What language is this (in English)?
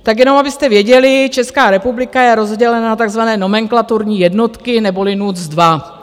Czech